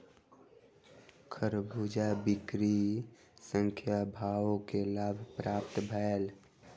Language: Maithili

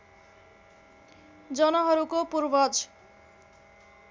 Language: Nepali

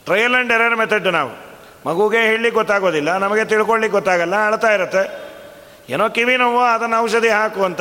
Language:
Kannada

